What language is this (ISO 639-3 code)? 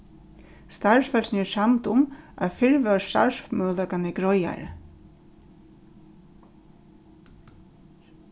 fao